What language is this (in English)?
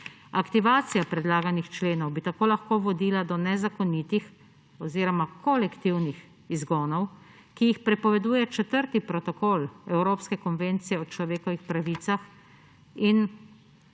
Slovenian